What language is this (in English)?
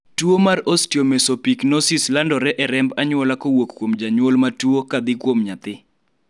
Luo (Kenya and Tanzania)